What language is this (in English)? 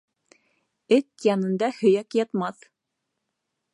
Bashkir